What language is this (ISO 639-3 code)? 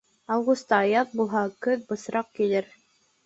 bak